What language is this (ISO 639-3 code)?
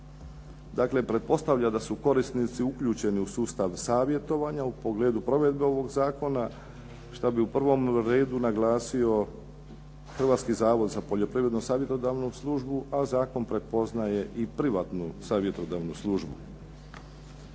hrv